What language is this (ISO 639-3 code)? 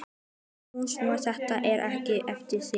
isl